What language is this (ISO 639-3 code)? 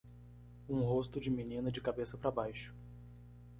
por